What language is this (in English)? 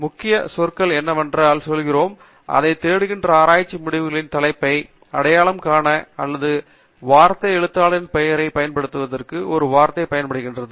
Tamil